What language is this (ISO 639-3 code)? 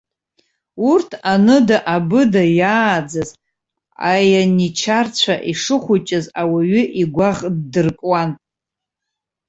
abk